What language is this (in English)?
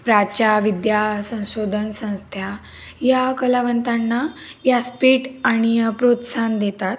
Marathi